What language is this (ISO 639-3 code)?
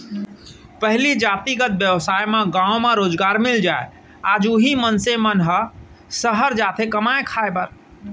hne